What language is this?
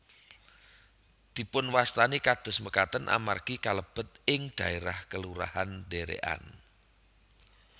Javanese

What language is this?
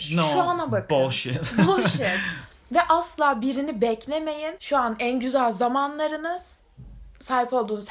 Turkish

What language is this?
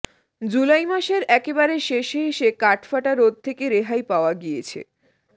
Bangla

